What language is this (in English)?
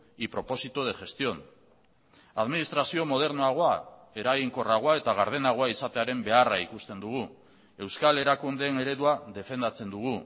Basque